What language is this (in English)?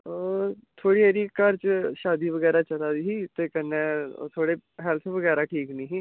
Dogri